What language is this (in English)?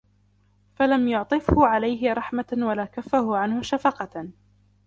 Arabic